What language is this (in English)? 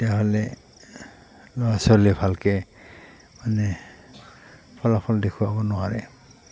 Assamese